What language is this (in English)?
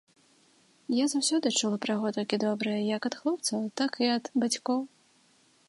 Belarusian